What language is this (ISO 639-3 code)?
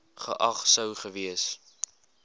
afr